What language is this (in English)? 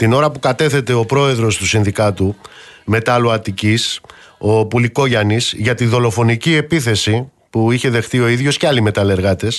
Greek